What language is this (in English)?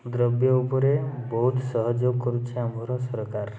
Odia